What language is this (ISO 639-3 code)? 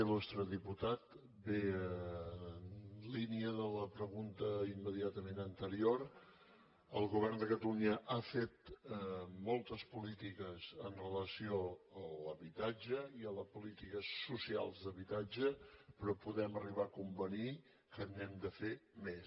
cat